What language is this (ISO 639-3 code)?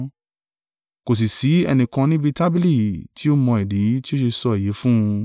yor